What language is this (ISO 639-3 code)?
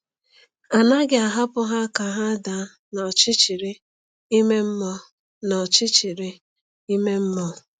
ibo